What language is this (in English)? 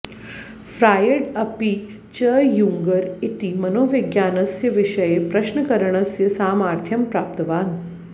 Sanskrit